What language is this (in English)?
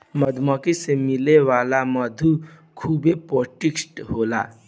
Bhojpuri